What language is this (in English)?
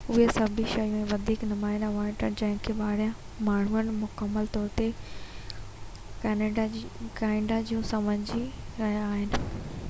Sindhi